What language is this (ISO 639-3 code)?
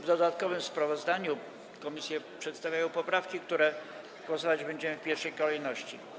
pol